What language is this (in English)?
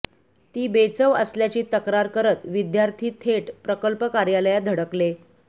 Marathi